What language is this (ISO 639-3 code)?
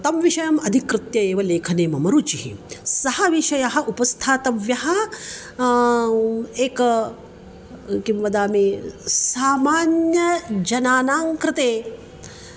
san